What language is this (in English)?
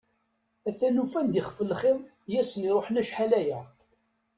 Kabyle